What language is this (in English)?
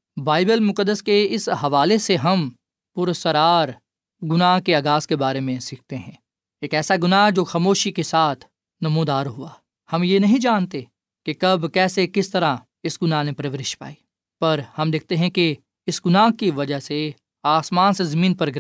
Urdu